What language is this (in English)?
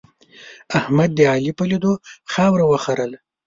Pashto